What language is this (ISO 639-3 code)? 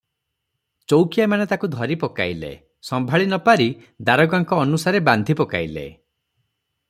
ori